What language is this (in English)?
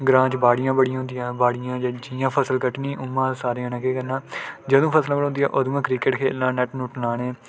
Dogri